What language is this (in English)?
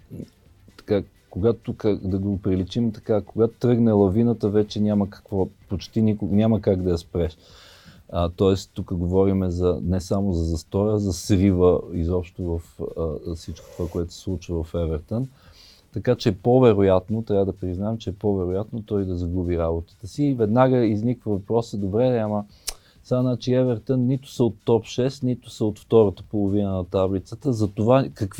Bulgarian